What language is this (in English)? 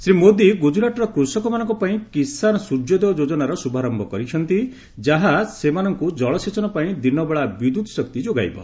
Odia